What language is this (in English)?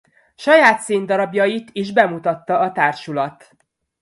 Hungarian